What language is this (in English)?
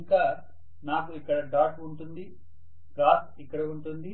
Telugu